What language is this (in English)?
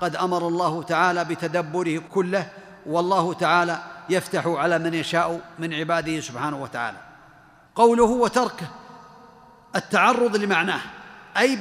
Arabic